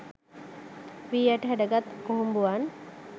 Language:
Sinhala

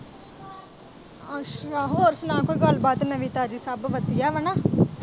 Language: Punjabi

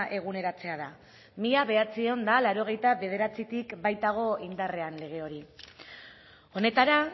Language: Basque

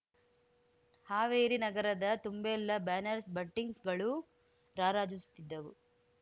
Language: Kannada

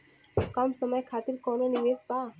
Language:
Bhojpuri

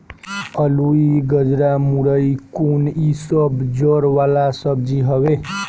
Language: Bhojpuri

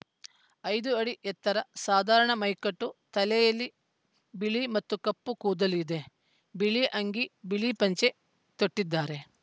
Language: Kannada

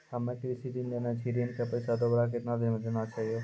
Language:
Maithili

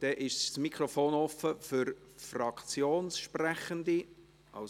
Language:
Swiss German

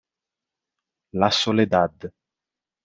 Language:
Italian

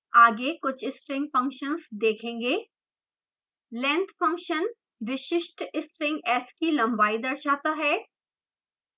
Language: Hindi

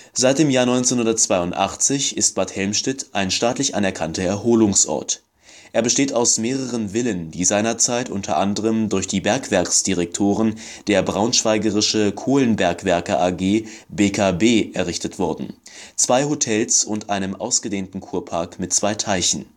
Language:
German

